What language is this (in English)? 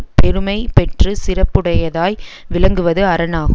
Tamil